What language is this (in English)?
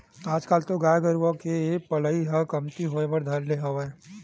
Chhattisgarhi